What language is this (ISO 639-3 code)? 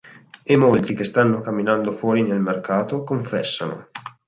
ita